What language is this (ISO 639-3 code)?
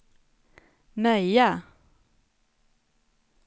swe